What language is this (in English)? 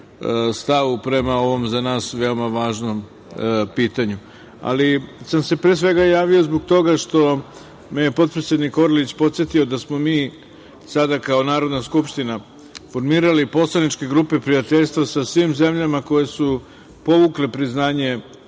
Serbian